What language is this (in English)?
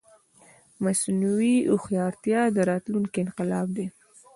Pashto